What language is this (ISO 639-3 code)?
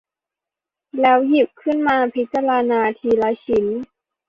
tha